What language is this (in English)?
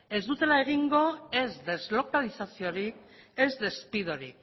Basque